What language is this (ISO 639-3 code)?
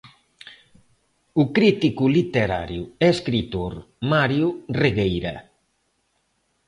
glg